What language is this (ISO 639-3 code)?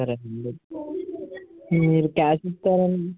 tel